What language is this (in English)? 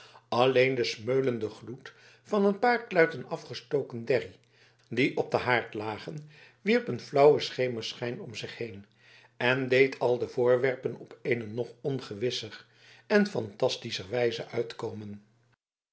Dutch